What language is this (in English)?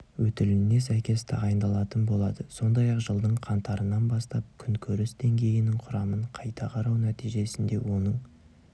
Kazakh